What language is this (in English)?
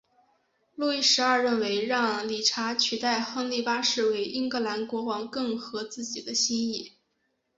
Chinese